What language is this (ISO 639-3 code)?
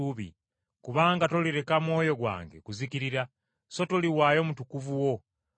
lug